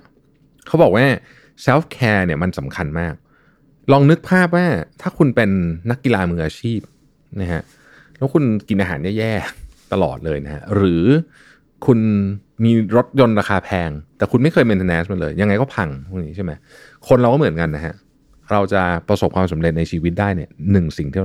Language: Thai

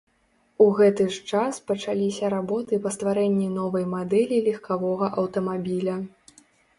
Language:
Belarusian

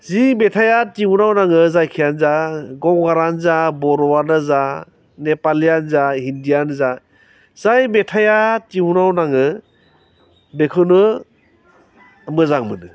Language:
Bodo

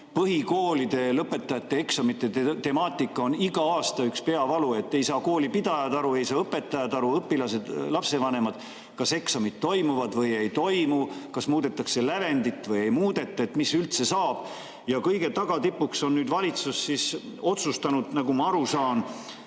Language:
Estonian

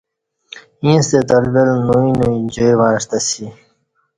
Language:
Kati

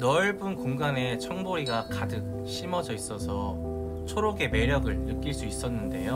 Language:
Korean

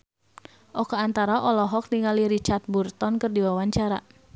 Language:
Sundanese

